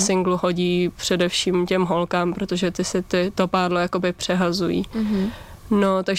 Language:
Czech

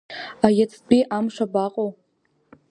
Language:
Abkhazian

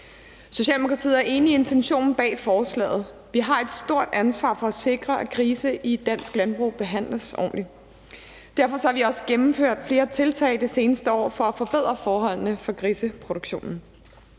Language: Danish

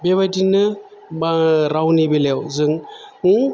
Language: Bodo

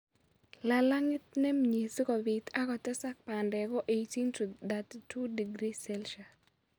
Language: Kalenjin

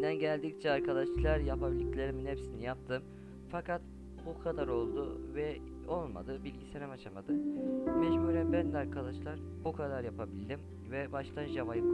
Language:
Turkish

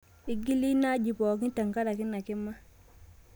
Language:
Masai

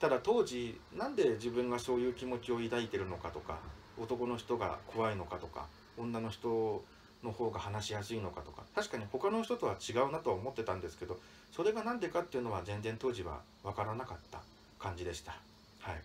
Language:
Japanese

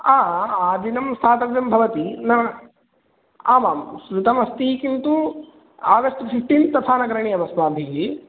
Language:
Sanskrit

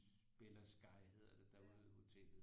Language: Danish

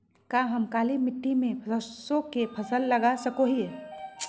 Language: Magahi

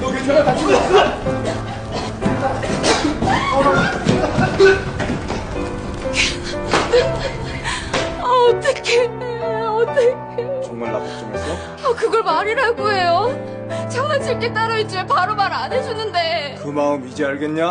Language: Korean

